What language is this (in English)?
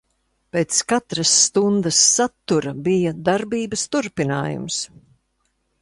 Latvian